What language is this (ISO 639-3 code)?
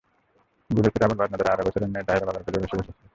ben